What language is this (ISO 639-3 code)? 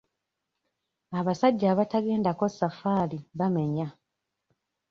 lug